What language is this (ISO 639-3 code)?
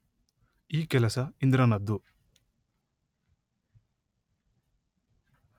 kan